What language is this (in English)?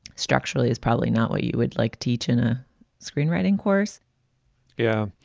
English